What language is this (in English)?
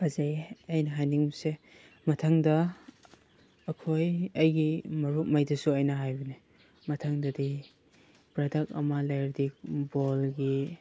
Manipuri